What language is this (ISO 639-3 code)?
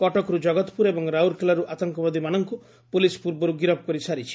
ori